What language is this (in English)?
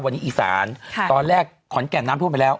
Thai